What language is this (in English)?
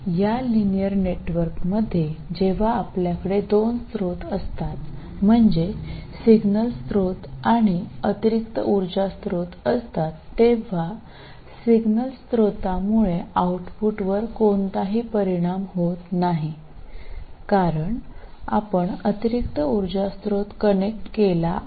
Marathi